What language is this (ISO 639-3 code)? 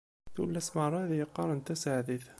kab